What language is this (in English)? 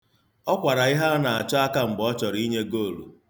Igbo